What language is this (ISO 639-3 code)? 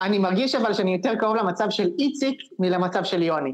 heb